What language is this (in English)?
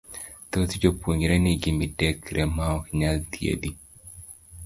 Luo (Kenya and Tanzania)